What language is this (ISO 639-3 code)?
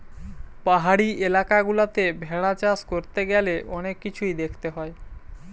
ben